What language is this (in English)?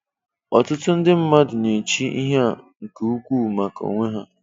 Igbo